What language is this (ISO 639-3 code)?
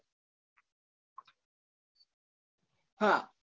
guj